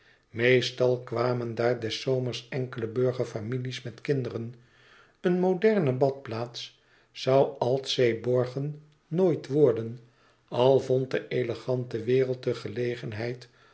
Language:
Dutch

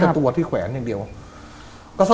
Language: Thai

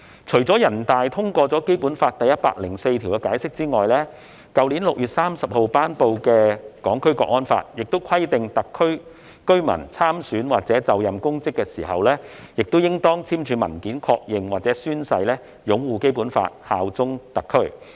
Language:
Cantonese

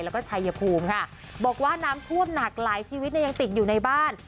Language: Thai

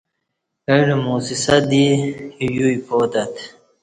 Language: Kati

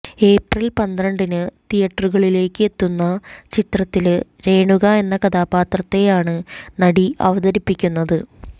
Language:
Malayalam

